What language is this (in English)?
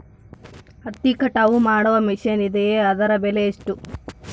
Kannada